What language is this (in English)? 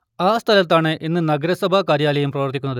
Malayalam